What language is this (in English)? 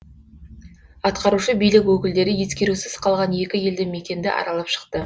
Kazakh